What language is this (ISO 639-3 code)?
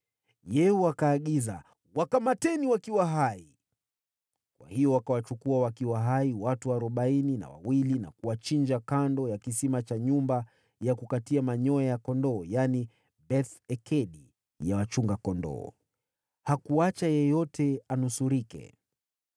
swa